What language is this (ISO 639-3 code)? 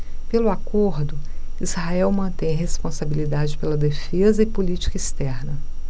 por